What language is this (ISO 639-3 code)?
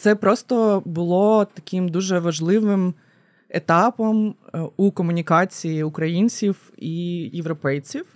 ukr